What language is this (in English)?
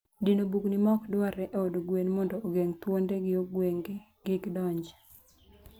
Luo (Kenya and Tanzania)